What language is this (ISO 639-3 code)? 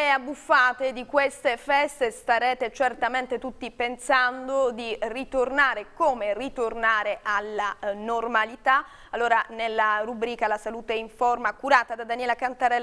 ita